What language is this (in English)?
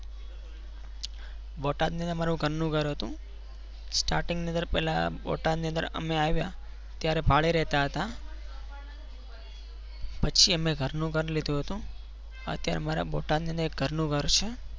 Gujarati